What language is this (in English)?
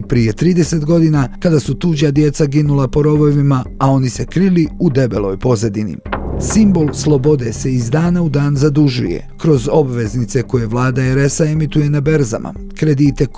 Croatian